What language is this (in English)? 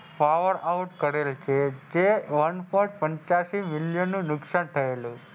Gujarati